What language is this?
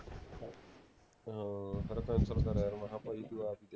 Punjabi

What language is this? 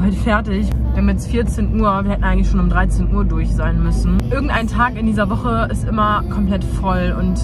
German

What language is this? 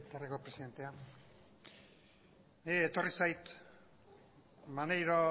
Basque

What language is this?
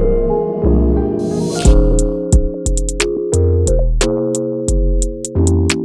Indonesian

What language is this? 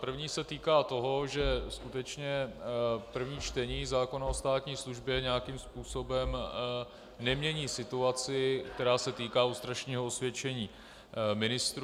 Czech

